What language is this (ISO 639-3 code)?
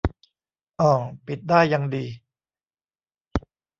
tha